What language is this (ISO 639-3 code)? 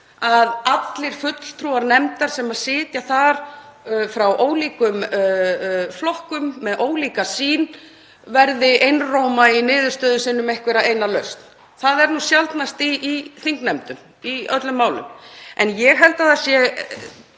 isl